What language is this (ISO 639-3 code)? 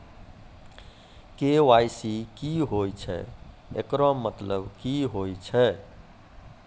mai